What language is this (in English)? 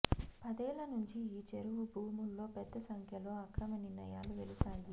Telugu